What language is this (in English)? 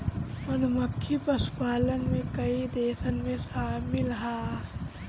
Bhojpuri